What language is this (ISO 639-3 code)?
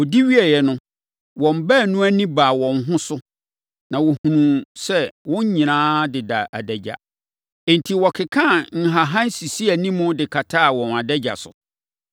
aka